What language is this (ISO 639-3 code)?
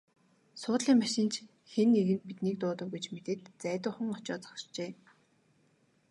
mon